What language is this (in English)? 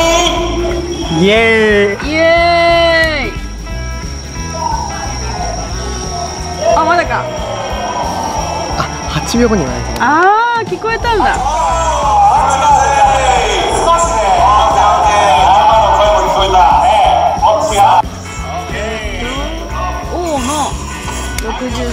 Japanese